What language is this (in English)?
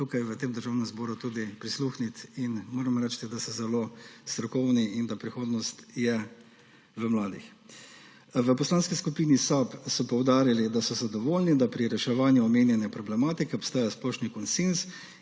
Slovenian